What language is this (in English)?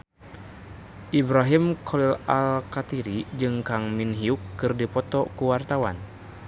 Sundanese